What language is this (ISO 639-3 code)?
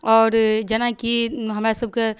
mai